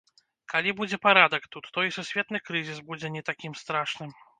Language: Belarusian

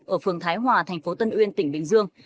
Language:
Vietnamese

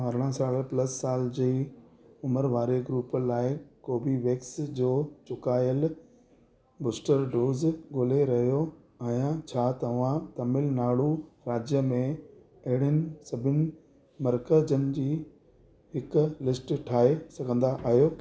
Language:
Sindhi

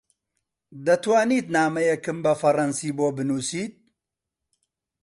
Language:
Central Kurdish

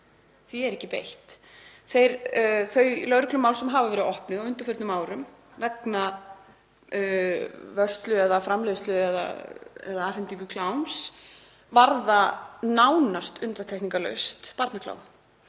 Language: Icelandic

